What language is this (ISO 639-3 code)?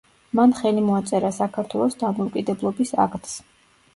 kat